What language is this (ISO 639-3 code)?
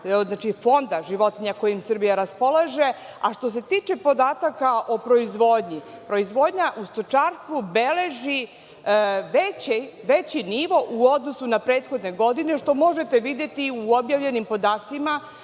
srp